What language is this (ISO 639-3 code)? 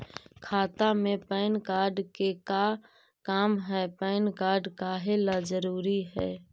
mag